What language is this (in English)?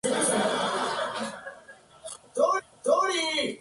Spanish